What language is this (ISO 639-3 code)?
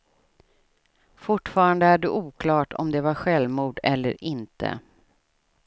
swe